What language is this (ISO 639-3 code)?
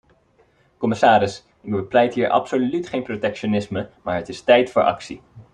nld